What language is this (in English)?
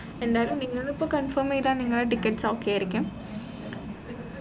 Malayalam